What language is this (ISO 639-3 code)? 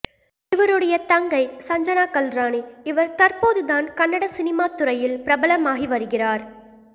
tam